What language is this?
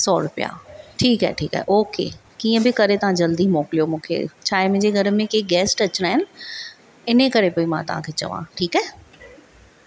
Sindhi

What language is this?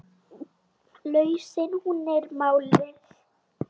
Icelandic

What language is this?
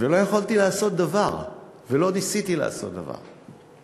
Hebrew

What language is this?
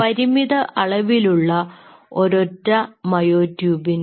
Malayalam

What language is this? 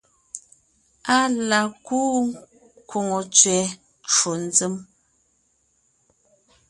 Ngiemboon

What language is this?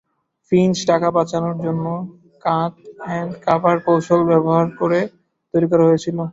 Bangla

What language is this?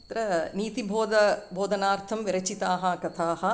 Sanskrit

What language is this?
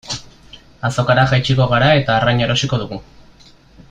Basque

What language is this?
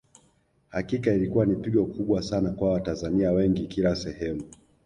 Swahili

